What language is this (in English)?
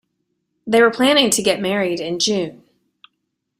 English